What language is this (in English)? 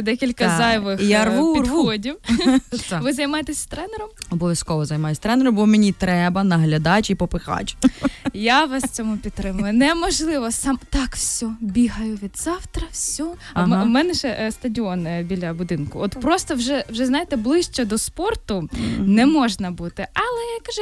Ukrainian